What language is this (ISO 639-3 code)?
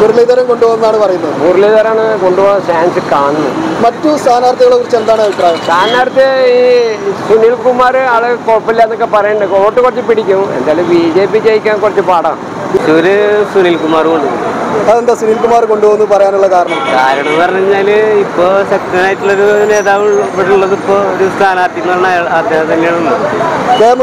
mal